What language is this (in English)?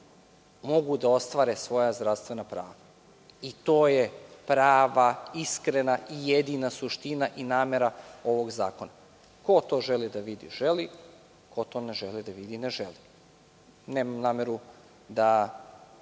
Serbian